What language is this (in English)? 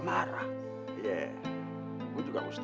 Indonesian